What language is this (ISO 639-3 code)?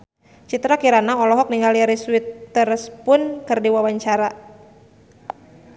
sun